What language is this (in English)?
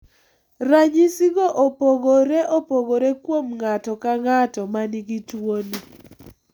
Luo (Kenya and Tanzania)